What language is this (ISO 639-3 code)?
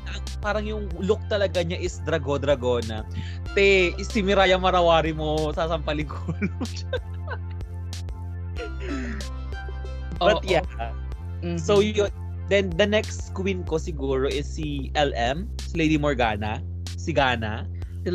fil